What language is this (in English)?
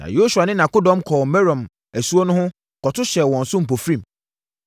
Akan